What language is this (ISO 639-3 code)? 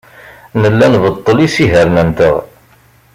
kab